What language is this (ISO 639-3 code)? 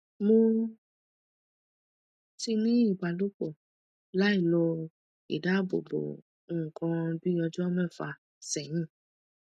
yor